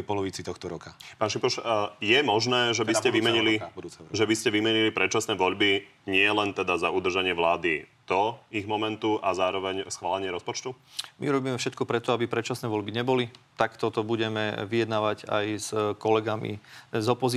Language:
Slovak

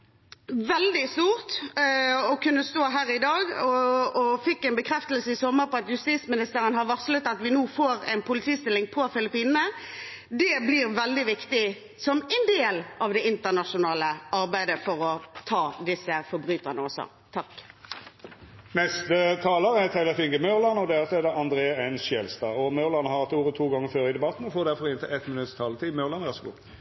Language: Norwegian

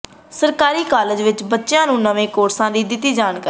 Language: Punjabi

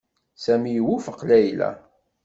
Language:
Kabyle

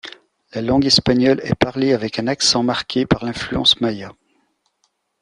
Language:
French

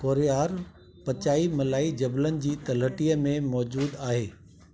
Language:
Sindhi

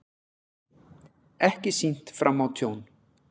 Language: Icelandic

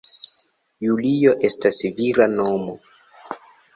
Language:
Esperanto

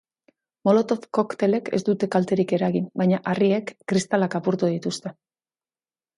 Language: Basque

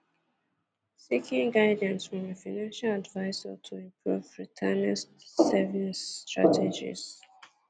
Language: Igbo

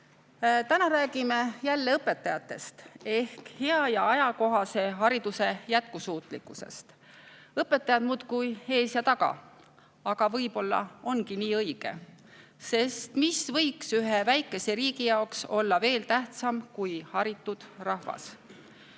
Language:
Estonian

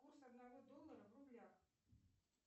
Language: Russian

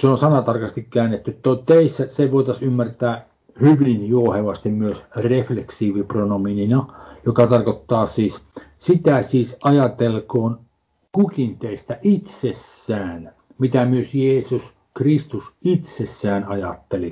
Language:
Finnish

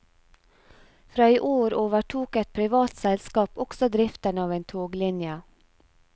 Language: Norwegian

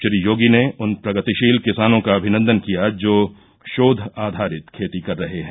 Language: Hindi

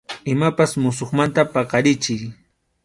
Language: Arequipa-La Unión Quechua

